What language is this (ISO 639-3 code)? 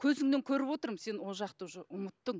kaz